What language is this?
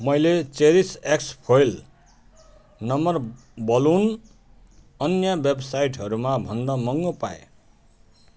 Nepali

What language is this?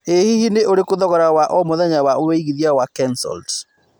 Kikuyu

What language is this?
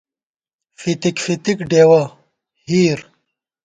Gawar-Bati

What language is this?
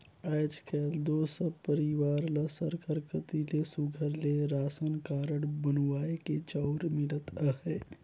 Chhattisgarhi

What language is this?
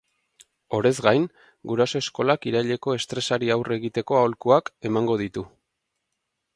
Basque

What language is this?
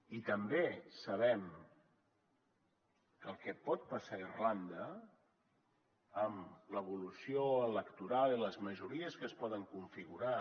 Catalan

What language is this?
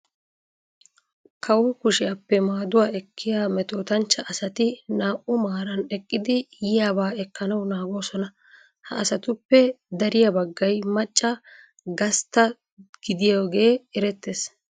Wolaytta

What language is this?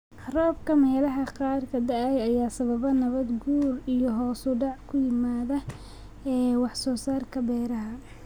Somali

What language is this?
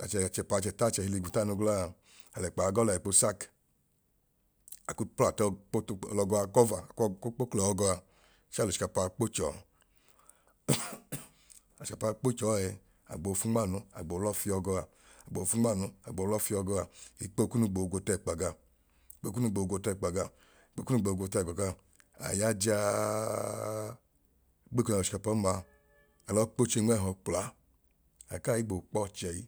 Idoma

